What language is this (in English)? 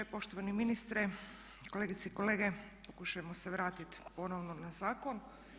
Croatian